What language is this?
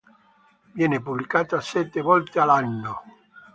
Italian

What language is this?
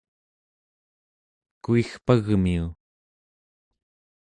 Central Yupik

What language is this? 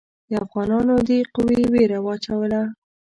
Pashto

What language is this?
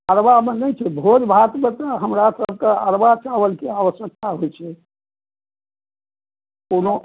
Maithili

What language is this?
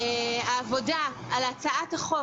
Hebrew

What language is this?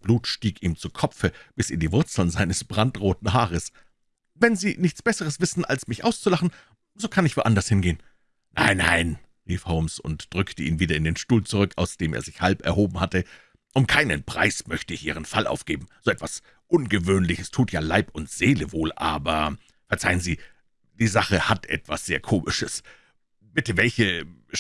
German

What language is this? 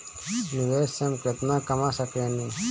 Bhojpuri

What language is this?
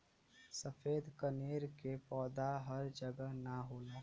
Bhojpuri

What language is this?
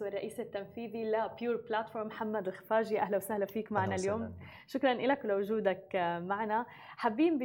Arabic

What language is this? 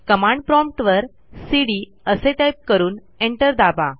Marathi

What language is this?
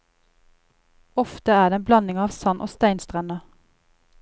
Norwegian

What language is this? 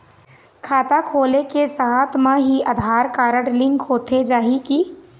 Chhattisgarhi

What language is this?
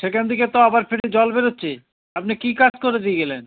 Bangla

